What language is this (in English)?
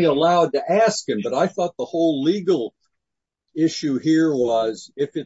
English